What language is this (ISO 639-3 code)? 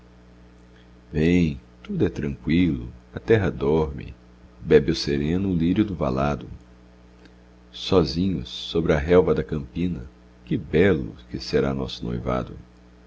por